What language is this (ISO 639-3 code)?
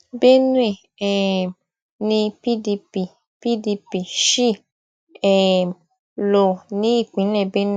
yor